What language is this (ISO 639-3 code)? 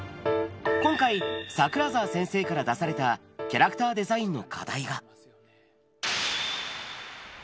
jpn